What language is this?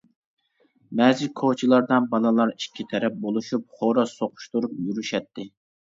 Uyghur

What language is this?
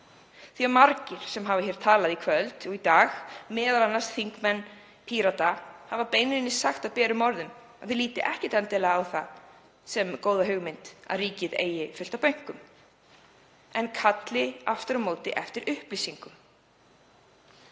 Icelandic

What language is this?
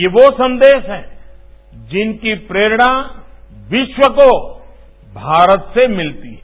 Hindi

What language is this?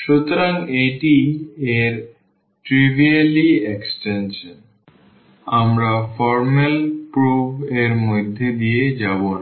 Bangla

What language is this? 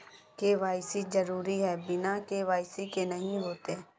Magahi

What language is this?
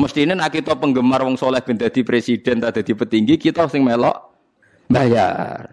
Indonesian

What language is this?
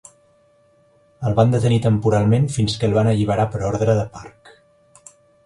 Catalan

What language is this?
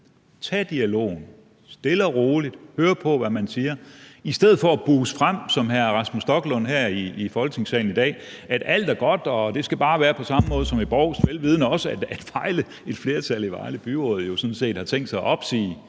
Danish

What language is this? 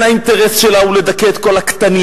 Hebrew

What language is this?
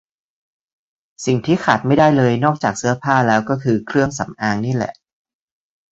Thai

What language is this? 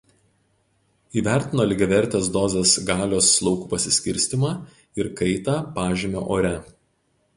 Lithuanian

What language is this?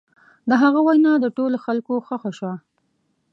Pashto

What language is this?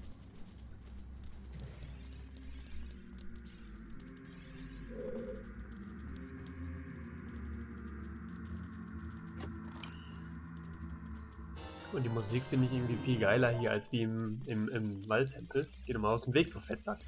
German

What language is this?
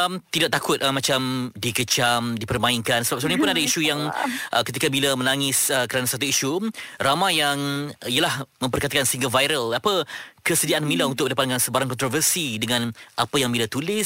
Malay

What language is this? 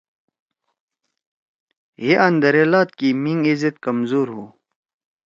Torwali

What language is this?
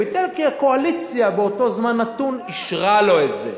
Hebrew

